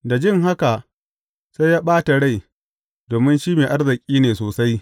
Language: Hausa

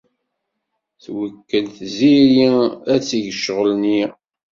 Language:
Kabyle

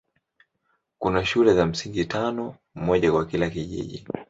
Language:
Swahili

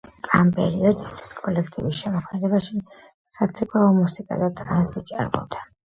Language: Georgian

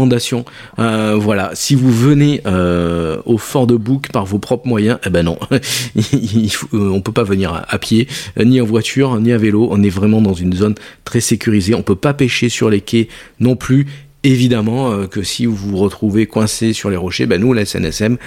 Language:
French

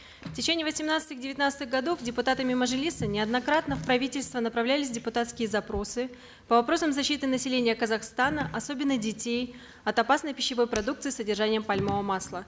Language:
Kazakh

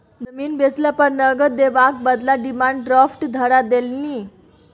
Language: Maithili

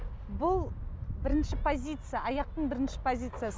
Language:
Kazakh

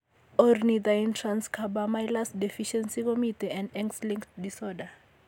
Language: Kalenjin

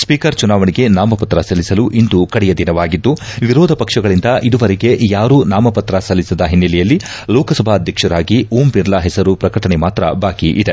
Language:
Kannada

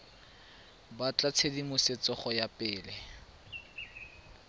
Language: Tswana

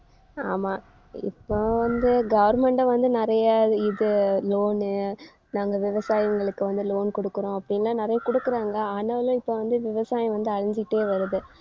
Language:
Tamil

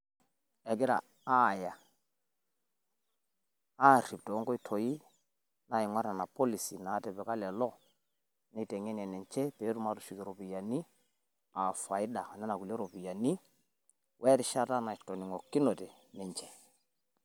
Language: Masai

